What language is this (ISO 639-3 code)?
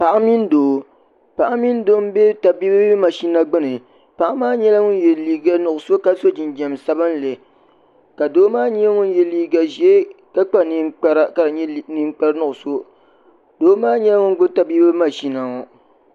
dag